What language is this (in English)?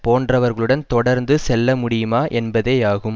Tamil